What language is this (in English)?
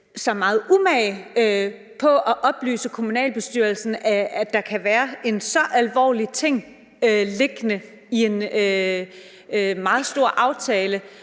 Danish